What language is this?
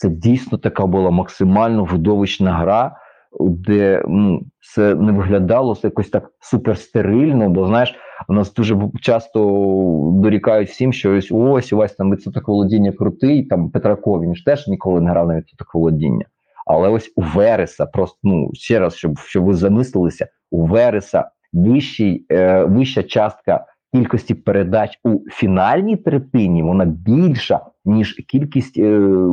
Ukrainian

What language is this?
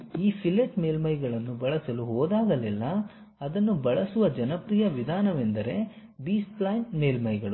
Kannada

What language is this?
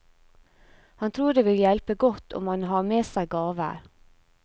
Norwegian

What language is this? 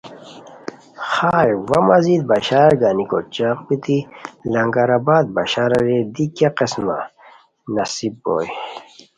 Khowar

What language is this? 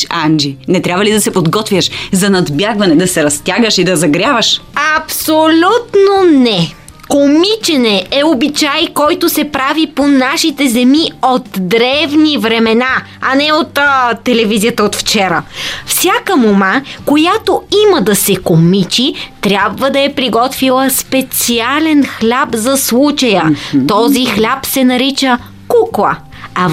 Bulgarian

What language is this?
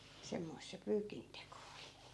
Finnish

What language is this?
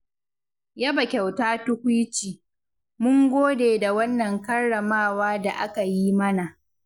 Hausa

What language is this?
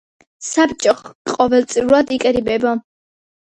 Georgian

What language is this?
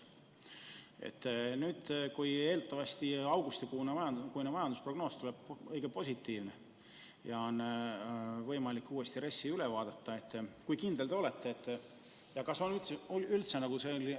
Estonian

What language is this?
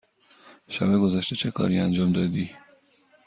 Persian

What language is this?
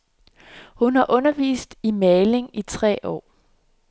Danish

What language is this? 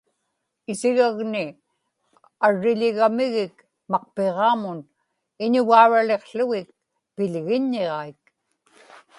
Inupiaq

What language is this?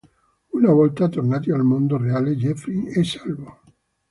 Italian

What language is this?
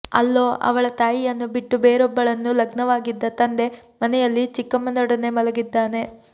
Kannada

